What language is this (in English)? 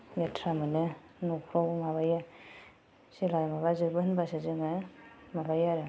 Bodo